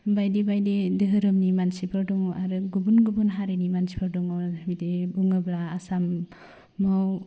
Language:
Bodo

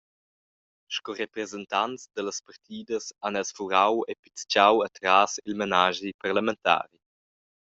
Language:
Romansh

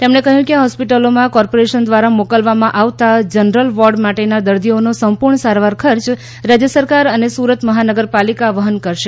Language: Gujarati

